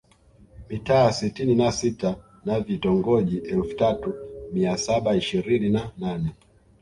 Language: Swahili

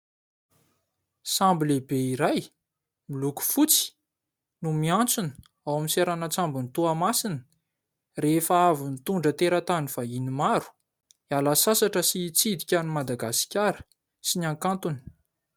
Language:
Malagasy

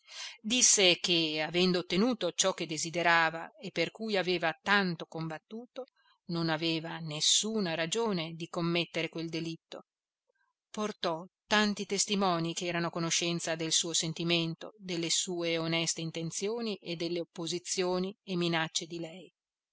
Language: Italian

